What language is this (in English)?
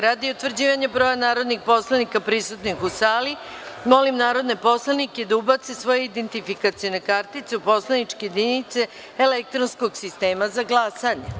Serbian